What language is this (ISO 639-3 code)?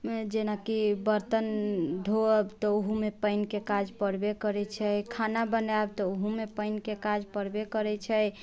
mai